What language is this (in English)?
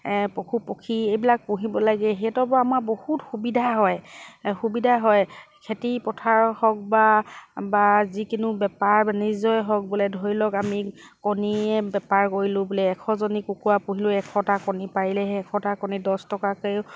Assamese